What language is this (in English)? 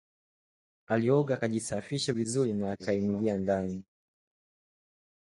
Swahili